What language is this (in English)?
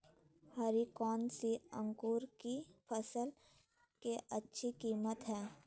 Magahi